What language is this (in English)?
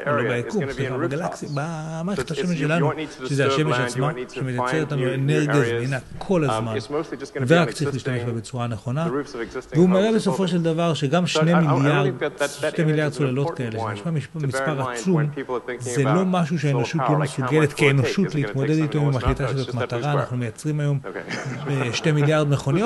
Hebrew